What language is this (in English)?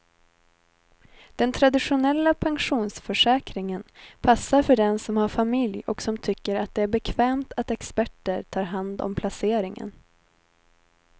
Swedish